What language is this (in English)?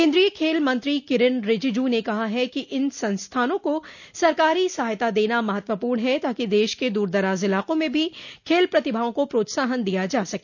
Hindi